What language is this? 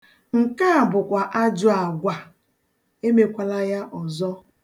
Igbo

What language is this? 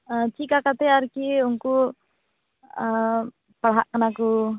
Santali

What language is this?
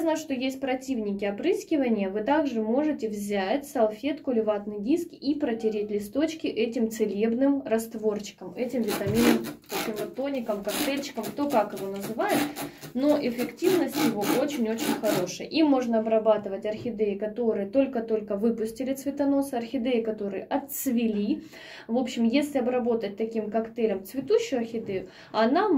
Russian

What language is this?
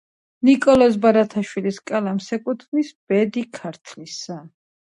Georgian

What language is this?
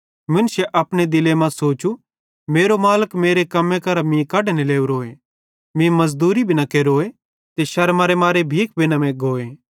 Bhadrawahi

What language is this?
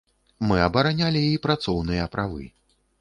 Belarusian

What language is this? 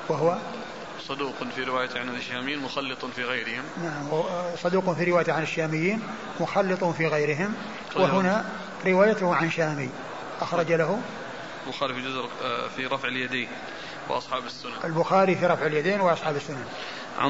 Arabic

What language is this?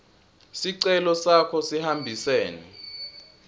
Swati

